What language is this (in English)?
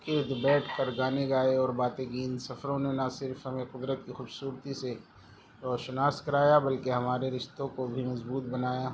Urdu